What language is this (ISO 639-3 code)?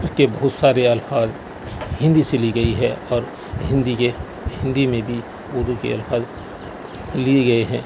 urd